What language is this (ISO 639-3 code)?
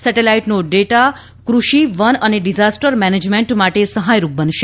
guj